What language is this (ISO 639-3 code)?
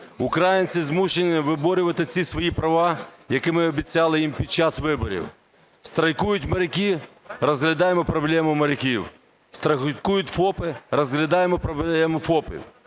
ukr